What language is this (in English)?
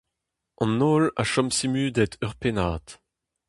Breton